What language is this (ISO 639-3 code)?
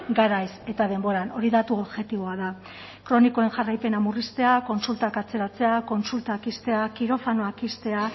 eus